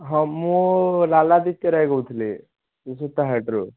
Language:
Odia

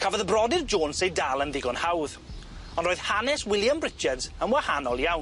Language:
Welsh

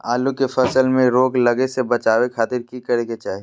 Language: Magahi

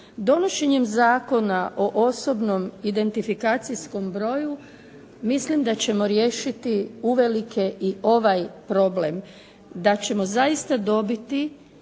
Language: Croatian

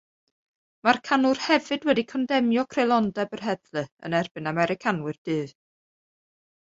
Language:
Welsh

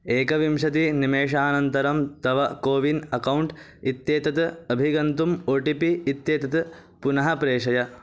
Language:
Sanskrit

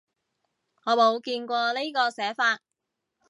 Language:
Cantonese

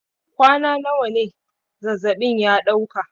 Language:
Hausa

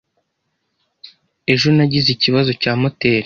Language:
Kinyarwanda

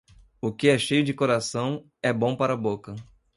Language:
Portuguese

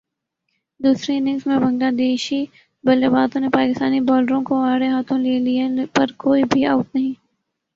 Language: Urdu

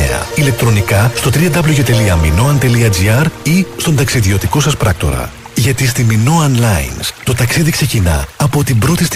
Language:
Greek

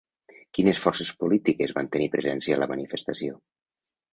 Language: Catalan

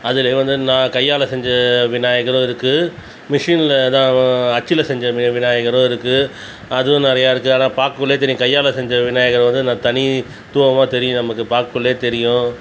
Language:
Tamil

